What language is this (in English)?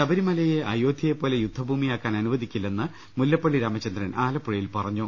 Malayalam